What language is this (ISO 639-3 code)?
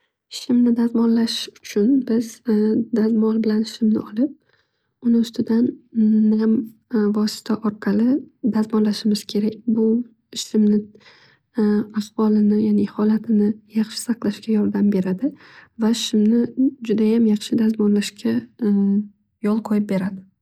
uzb